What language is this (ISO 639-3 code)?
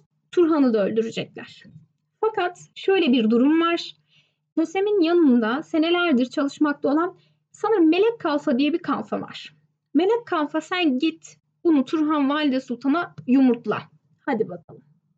tur